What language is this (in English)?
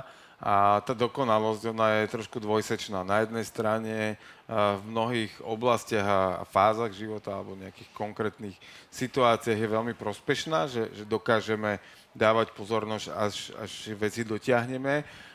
Slovak